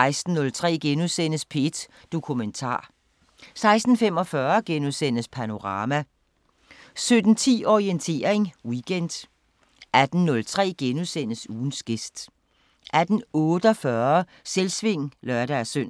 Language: Danish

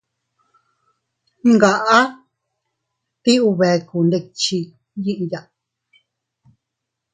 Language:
Teutila Cuicatec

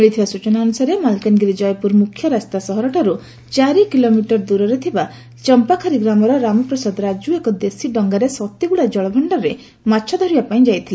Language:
Odia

